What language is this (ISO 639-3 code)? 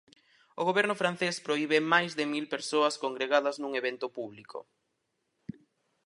glg